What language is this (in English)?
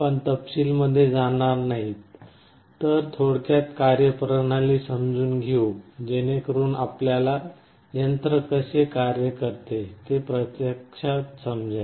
Marathi